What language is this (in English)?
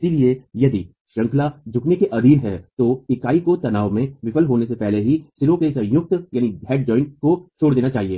Hindi